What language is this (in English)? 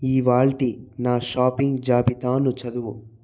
Telugu